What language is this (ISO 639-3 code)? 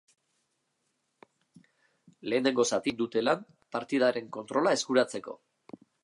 eus